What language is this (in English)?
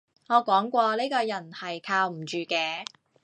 Cantonese